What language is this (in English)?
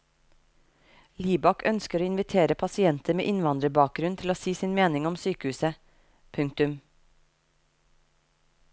Norwegian